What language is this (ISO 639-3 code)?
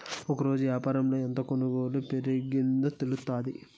tel